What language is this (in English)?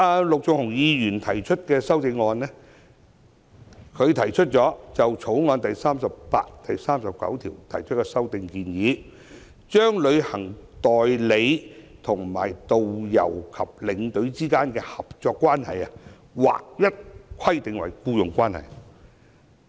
Cantonese